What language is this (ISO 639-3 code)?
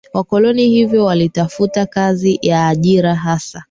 swa